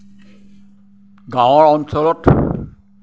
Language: Assamese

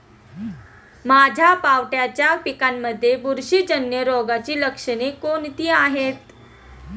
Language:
Marathi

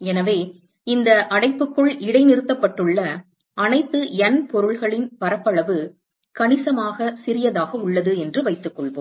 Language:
Tamil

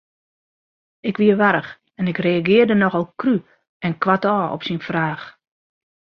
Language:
Western Frisian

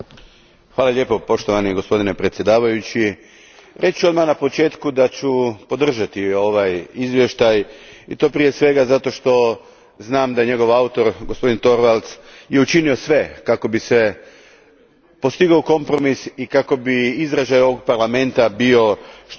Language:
Croatian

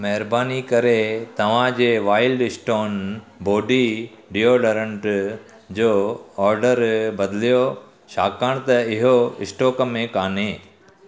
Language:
Sindhi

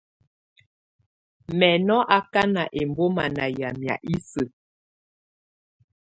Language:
Tunen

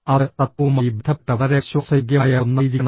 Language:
Malayalam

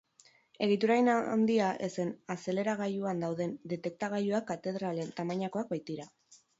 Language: Basque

